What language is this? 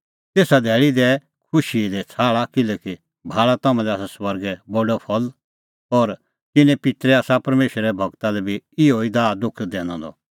Kullu Pahari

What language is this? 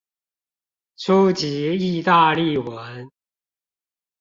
Chinese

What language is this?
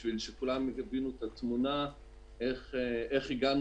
Hebrew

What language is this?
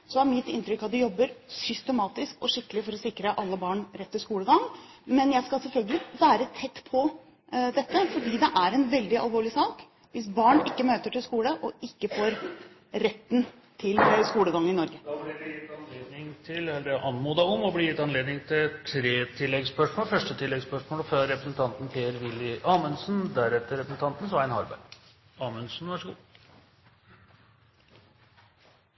Norwegian Bokmål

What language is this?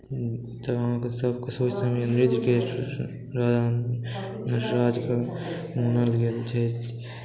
Maithili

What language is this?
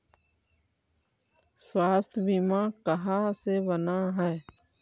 Magahi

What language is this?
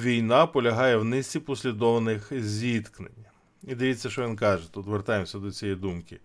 Ukrainian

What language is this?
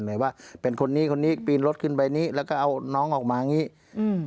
Thai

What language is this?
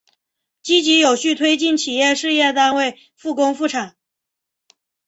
Chinese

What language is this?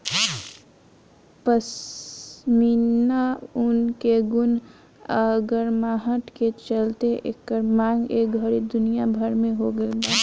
Bhojpuri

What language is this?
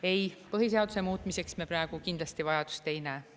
Estonian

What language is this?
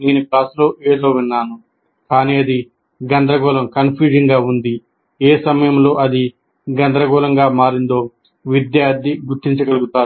Telugu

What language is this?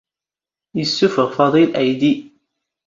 Standard Moroccan Tamazight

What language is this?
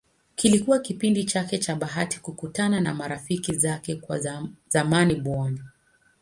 Swahili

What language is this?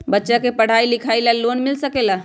Magahi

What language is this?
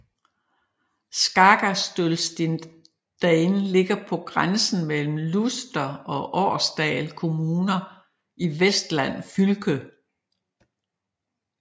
Danish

